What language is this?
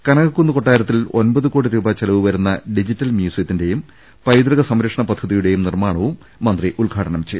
Malayalam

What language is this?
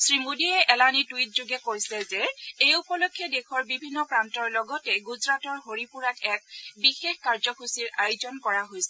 Assamese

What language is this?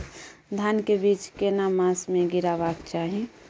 Maithili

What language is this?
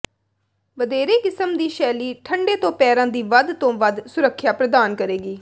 Punjabi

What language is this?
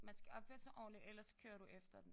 Danish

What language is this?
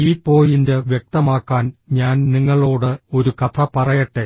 Malayalam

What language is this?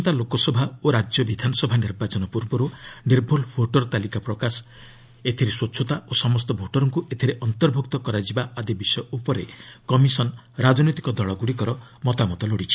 Odia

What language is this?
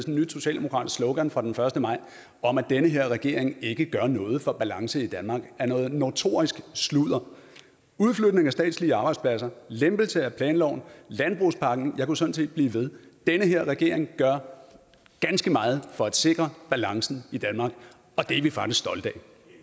Danish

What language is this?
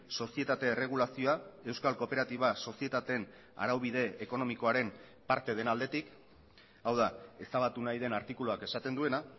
Basque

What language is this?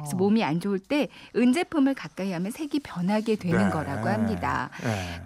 Korean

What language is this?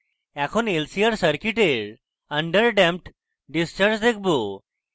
Bangla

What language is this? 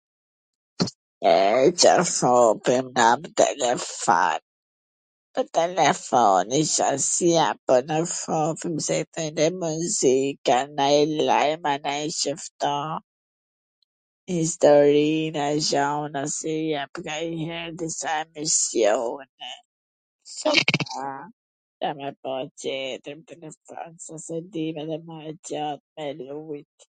Gheg Albanian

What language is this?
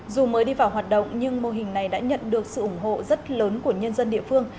Vietnamese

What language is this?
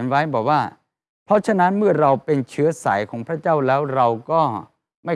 Thai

